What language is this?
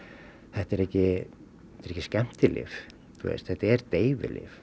Icelandic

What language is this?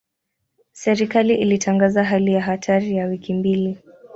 Swahili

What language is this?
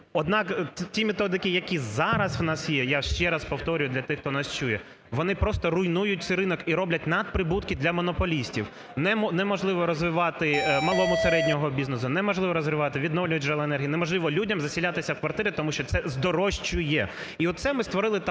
Ukrainian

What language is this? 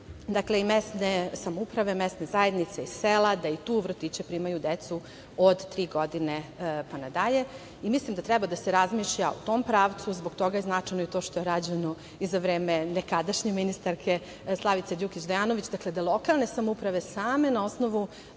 Serbian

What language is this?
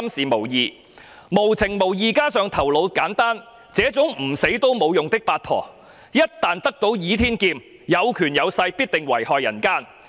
Cantonese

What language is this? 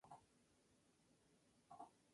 Spanish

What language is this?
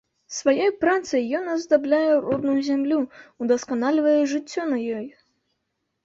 Belarusian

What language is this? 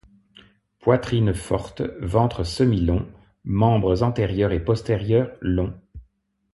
French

